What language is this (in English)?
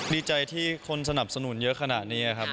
Thai